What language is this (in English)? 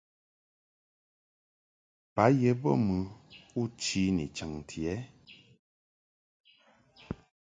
Mungaka